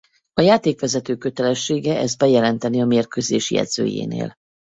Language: Hungarian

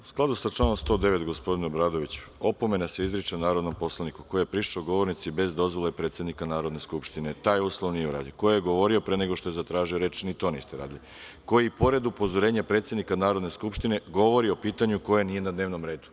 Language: Serbian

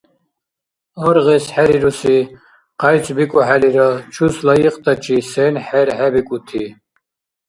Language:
Dargwa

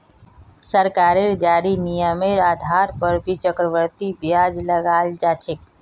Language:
Magahi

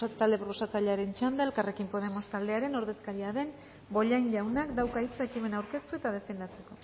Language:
Basque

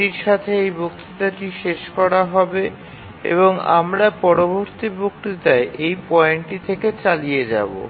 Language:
Bangla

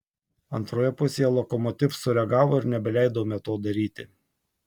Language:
Lithuanian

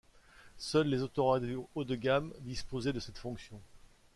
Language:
French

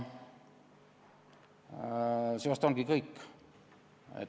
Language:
Estonian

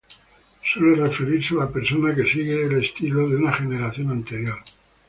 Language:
Spanish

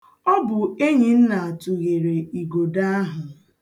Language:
Igbo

